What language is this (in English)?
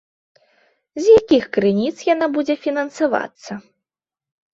Belarusian